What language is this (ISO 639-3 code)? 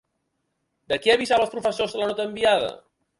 cat